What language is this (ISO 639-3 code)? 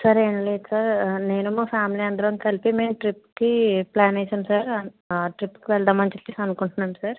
tel